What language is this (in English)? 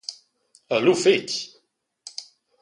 Romansh